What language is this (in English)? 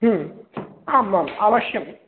Sanskrit